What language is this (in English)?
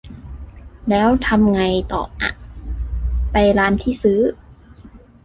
Thai